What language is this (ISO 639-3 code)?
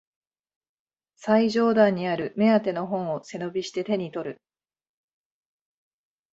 jpn